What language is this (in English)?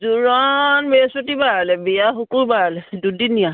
Assamese